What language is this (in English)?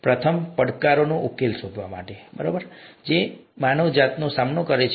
Gujarati